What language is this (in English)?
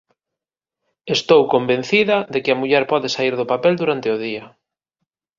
Galician